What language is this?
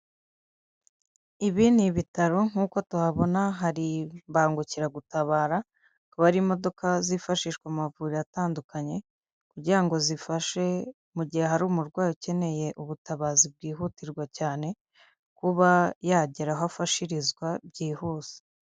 Kinyarwanda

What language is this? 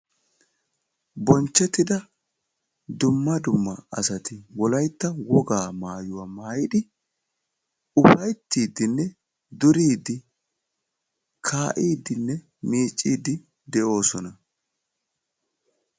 Wolaytta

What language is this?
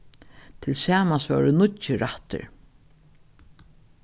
Faroese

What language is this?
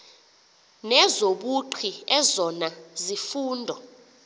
Xhosa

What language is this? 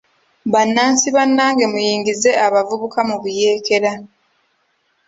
Ganda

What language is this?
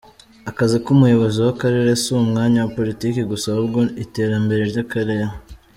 Kinyarwanda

